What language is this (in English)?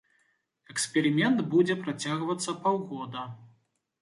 Belarusian